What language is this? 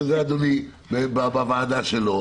Hebrew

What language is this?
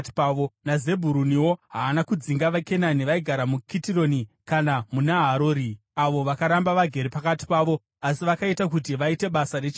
Shona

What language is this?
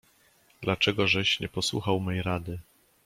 Polish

